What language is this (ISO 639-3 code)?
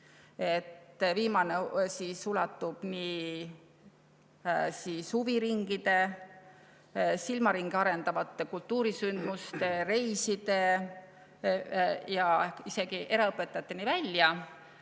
est